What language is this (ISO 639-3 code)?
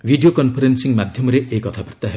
ori